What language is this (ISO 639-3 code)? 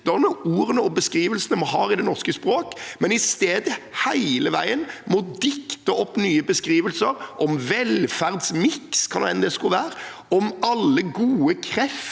nor